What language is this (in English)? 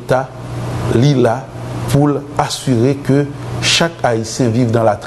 French